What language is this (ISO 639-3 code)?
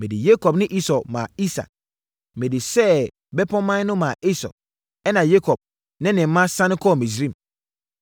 aka